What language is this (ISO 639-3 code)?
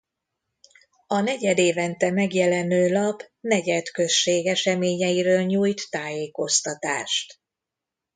hun